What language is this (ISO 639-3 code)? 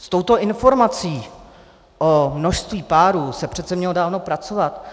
ces